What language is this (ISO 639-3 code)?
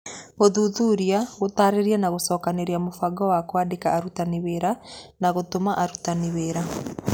kik